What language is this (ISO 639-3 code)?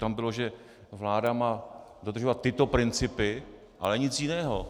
ces